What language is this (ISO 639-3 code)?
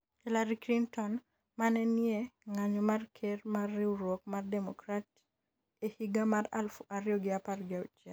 luo